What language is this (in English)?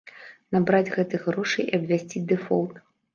Belarusian